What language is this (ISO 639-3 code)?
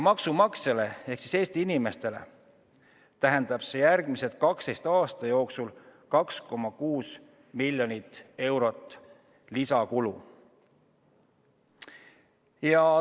est